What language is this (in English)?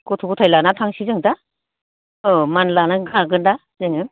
Bodo